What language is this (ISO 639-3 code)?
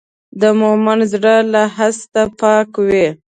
pus